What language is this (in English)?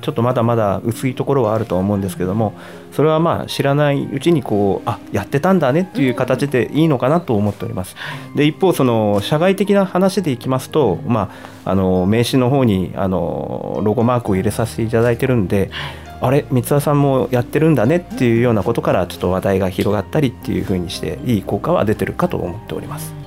Japanese